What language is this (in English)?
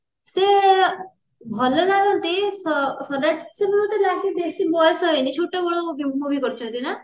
Odia